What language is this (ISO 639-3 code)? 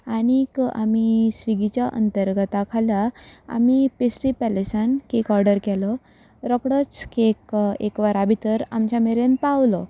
kok